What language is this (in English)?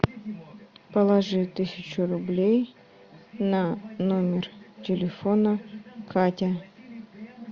Russian